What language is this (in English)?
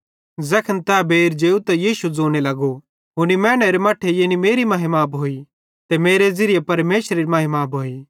Bhadrawahi